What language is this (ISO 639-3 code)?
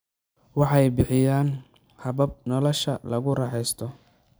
som